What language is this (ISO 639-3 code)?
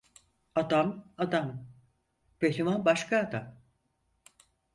tur